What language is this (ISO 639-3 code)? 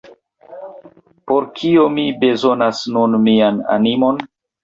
epo